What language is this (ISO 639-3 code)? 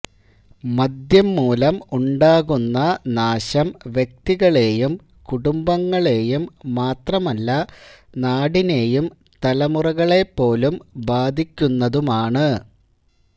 mal